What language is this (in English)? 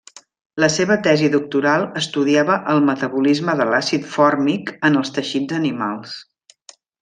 Catalan